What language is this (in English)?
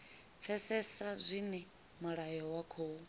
Venda